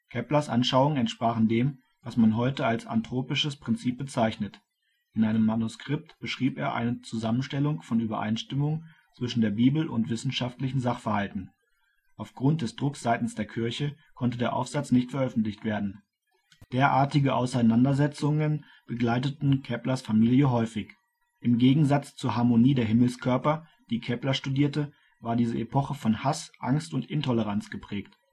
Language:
German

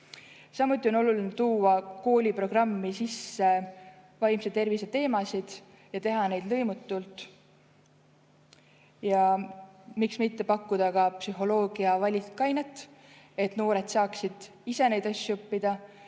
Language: Estonian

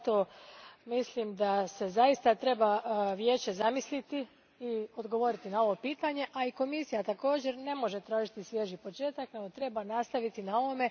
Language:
Croatian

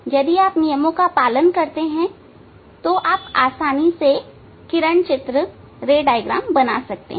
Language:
Hindi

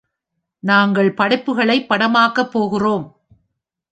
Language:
Tamil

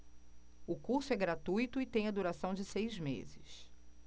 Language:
Portuguese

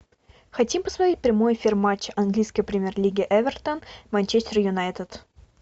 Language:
Russian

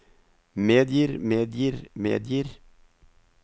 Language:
Norwegian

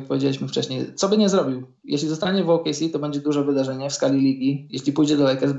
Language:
Polish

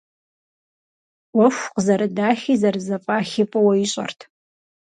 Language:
Kabardian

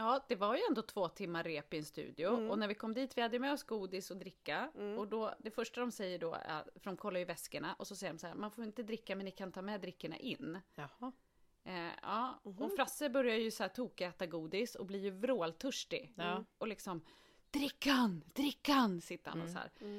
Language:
Swedish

